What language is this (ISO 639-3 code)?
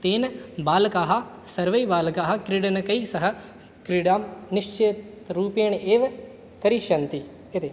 san